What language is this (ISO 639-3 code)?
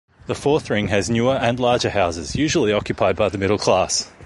eng